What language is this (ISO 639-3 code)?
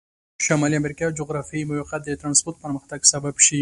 pus